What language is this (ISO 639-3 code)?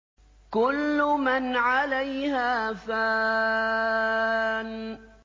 ara